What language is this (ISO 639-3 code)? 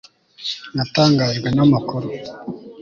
kin